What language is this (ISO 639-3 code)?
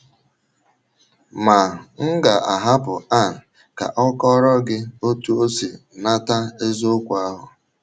ibo